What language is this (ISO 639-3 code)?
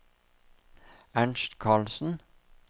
nor